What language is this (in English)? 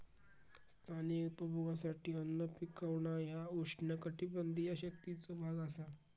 Marathi